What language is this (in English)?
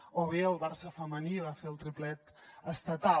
Catalan